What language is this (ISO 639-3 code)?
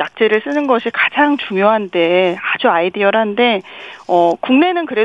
kor